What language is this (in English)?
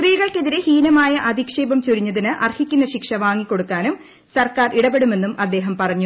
Malayalam